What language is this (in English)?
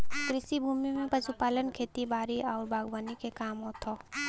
Bhojpuri